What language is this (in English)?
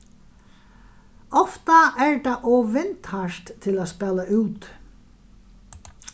Faroese